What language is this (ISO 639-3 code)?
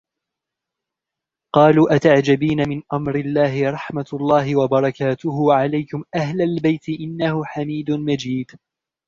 ara